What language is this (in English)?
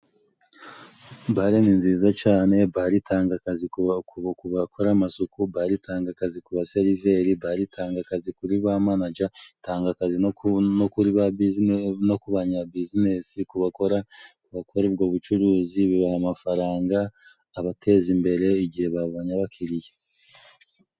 Kinyarwanda